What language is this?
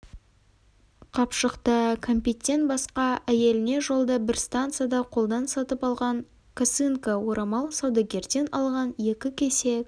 Kazakh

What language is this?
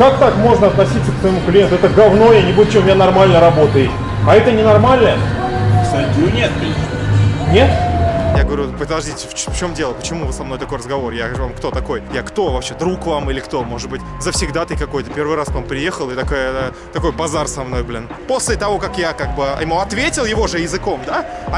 Russian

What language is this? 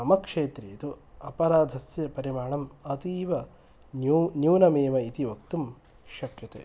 Sanskrit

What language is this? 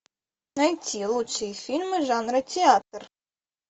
Russian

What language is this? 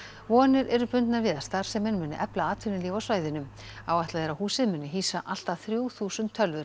Icelandic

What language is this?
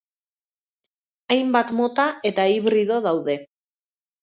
Basque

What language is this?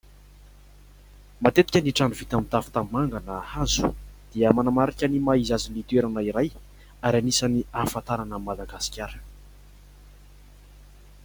Malagasy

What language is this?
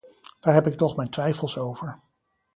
Dutch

